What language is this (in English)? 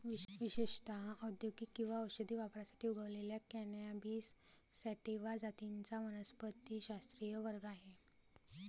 Marathi